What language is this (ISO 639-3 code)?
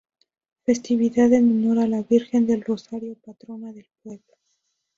spa